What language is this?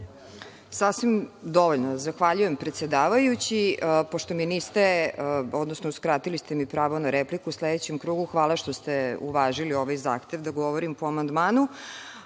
Serbian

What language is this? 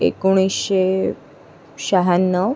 Marathi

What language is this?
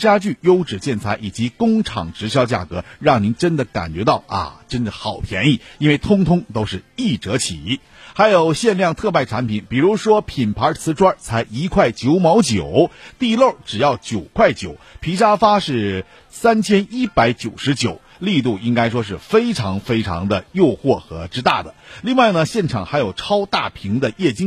Chinese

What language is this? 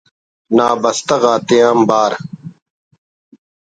Brahui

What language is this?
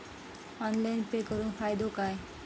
Marathi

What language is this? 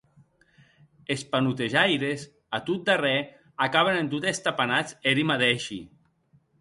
Occitan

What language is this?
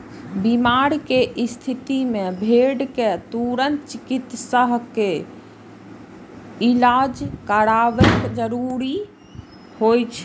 Maithili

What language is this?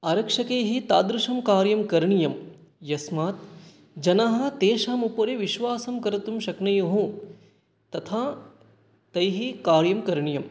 Sanskrit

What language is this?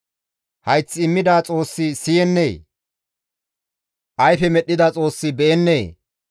Gamo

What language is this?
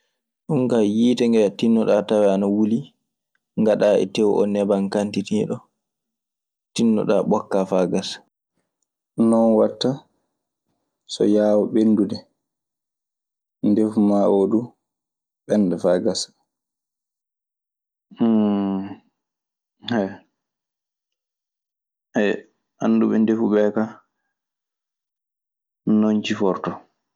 Maasina Fulfulde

